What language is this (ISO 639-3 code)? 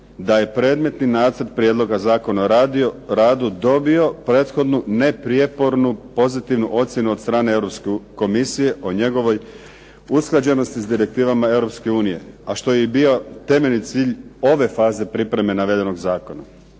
hrv